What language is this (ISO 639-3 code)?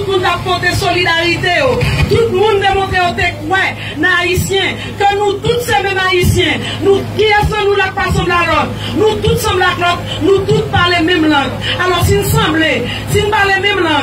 fra